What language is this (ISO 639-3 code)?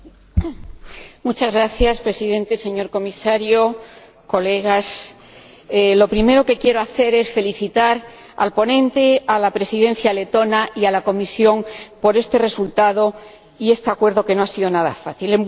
spa